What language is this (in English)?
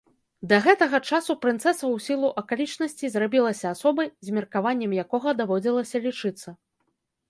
Belarusian